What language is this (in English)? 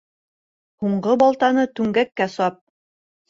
Bashkir